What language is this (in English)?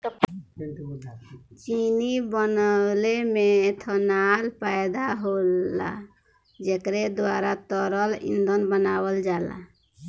Bhojpuri